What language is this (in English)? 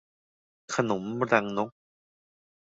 Thai